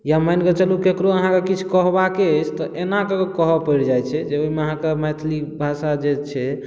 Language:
Maithili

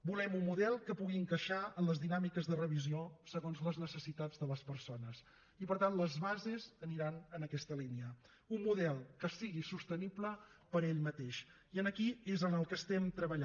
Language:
Catalan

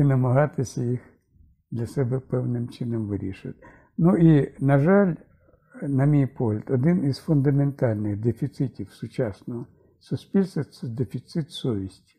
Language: Ukrainian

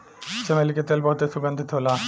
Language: Bhojpuri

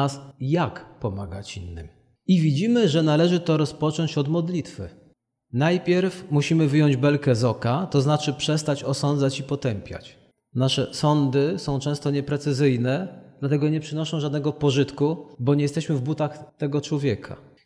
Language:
Polish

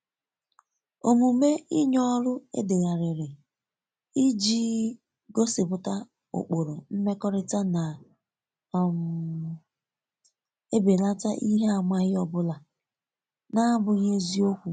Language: Igbo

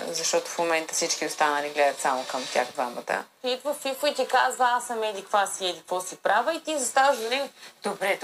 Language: Bulgarian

